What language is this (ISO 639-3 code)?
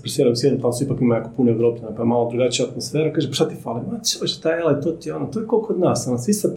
hrv